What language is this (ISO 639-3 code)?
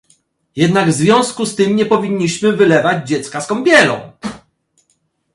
pol